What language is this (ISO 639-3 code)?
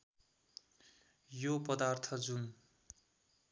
nep